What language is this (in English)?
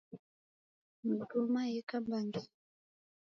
Taita